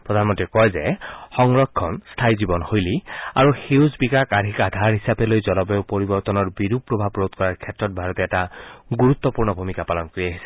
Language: Assamese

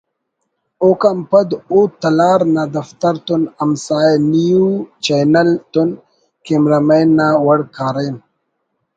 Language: Brahui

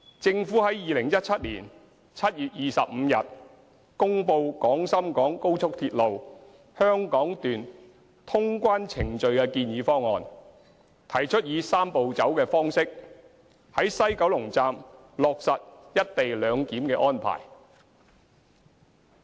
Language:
Cantonese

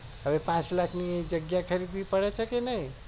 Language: Gujarati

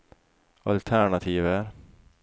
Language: Norwegian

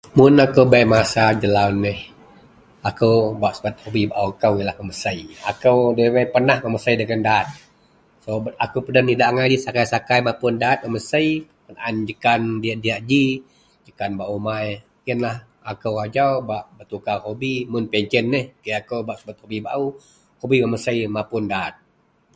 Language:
Central Melanau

